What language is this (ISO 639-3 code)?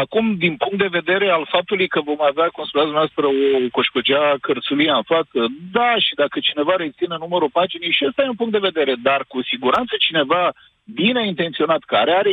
ron